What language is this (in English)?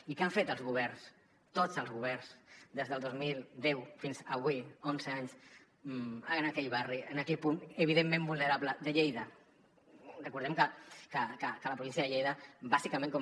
Catalan